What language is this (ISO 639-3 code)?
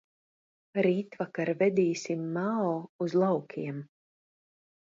lav